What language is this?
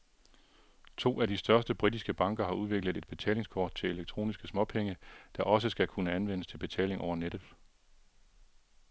Danish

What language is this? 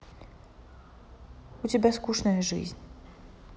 Russian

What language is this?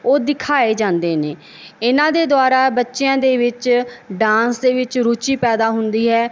Punjabi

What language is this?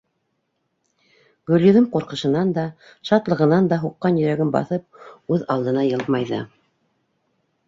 Bashkir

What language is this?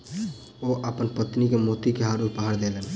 Maithili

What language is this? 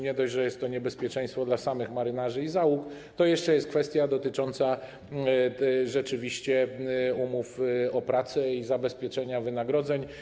Polish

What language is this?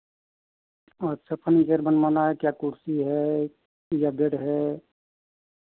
Hindi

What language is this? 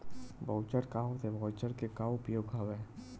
Chhattisgarhi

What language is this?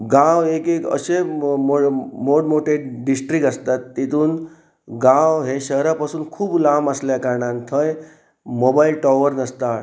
Konkani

